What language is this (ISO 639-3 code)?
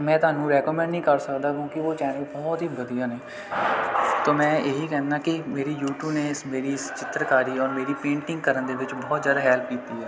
pan